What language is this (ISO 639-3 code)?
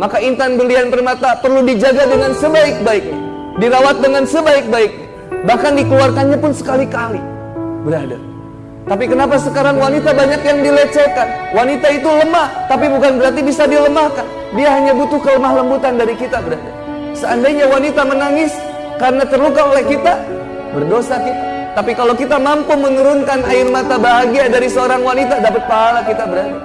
ind